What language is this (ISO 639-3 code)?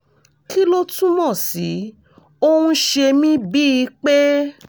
yor